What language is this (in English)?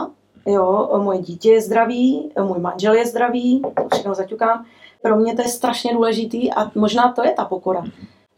Czech